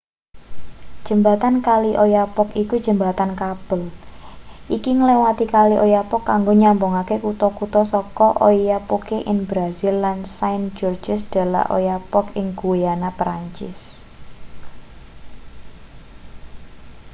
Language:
Javanese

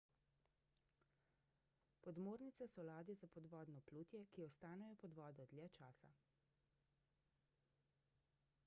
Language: Slovenian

